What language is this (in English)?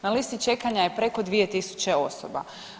Croatian